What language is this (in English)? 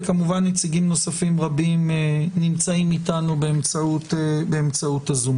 Hebrew